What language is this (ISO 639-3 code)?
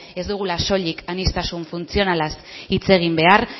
eus